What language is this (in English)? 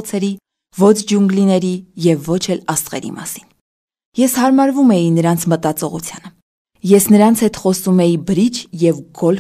Romanian